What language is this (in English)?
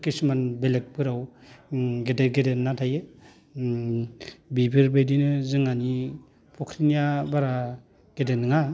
Bodo